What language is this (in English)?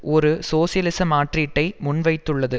Tamil